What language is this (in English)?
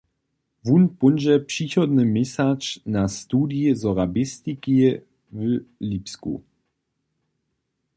Upper Sorbian